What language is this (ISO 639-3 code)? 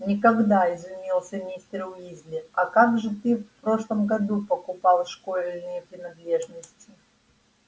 rus